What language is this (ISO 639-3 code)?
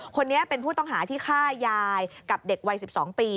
tha